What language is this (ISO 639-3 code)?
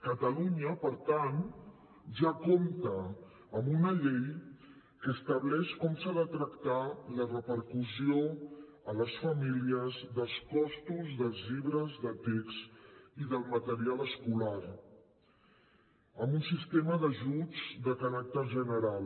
cat